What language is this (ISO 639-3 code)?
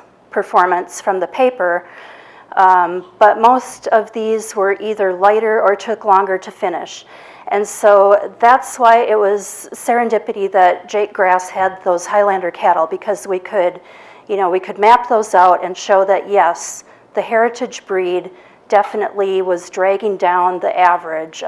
eng